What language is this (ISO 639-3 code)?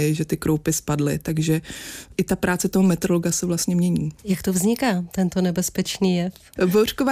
ces